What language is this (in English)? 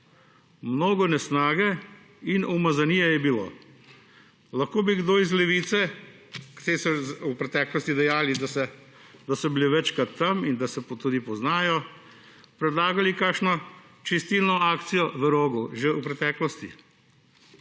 Slovenian